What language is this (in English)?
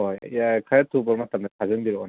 Manipuri